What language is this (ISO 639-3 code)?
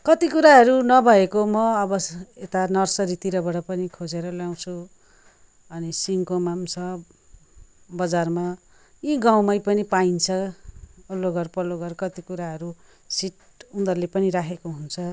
nep